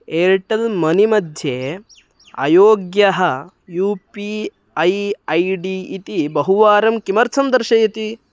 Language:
Sanskrit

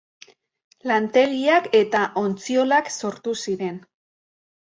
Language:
Basque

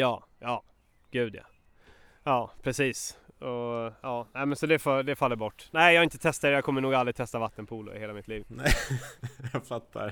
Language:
Swedish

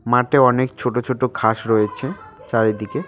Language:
Bangla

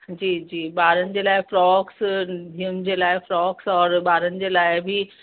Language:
Sindhi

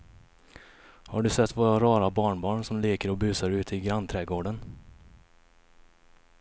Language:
Swedish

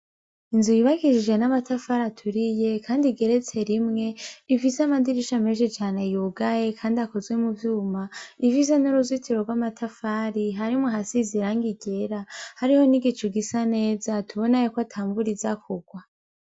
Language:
Rundi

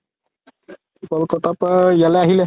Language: Assamese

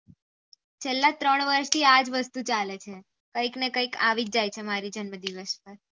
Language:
Gujarati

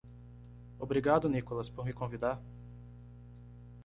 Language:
Portuguese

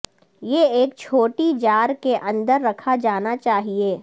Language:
Urdu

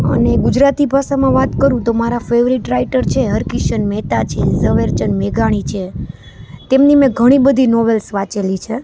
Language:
Gujarati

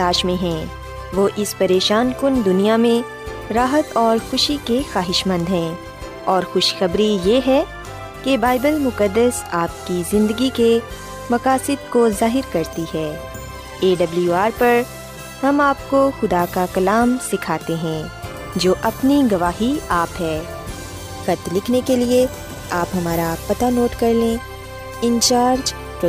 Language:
Urdu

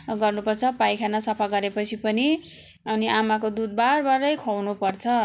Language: Nepali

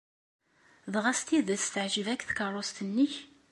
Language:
Kabyle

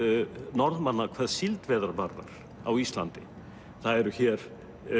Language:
Icelandic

